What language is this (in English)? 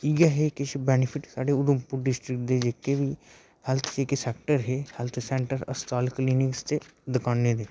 Dogri